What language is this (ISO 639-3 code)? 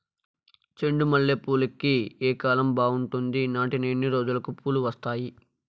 tel